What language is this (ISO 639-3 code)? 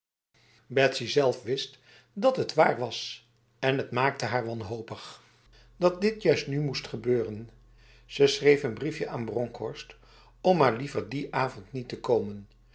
nld